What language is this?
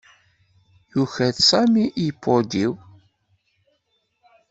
Kabyle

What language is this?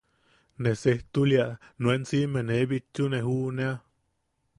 Yaqui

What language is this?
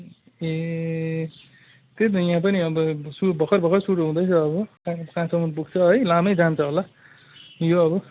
Nepali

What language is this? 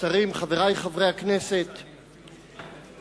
Hebrew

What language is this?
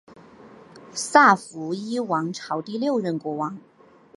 Chinese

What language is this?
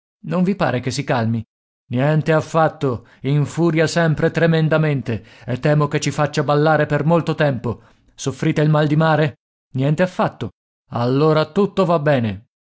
Italian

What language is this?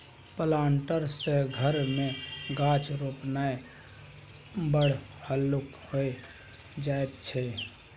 Maithili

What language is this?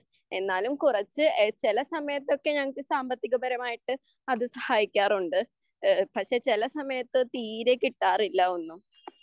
Malayalam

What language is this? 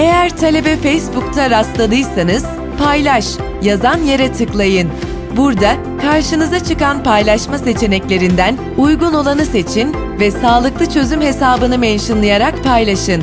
Turkish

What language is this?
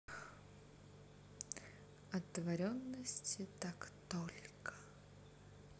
Russian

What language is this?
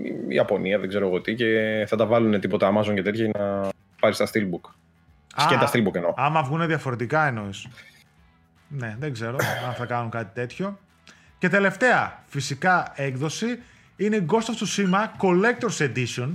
Greek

